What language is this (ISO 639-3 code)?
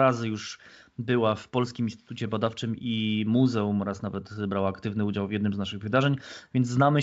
pol